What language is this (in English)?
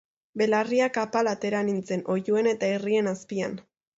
Basque